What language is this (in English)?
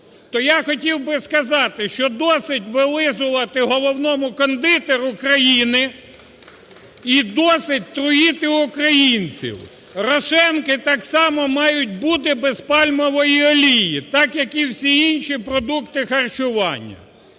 Ukrainian